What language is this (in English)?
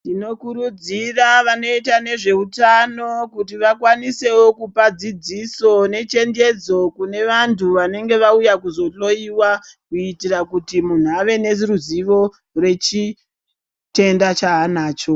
Ndau